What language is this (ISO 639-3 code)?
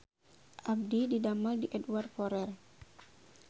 sun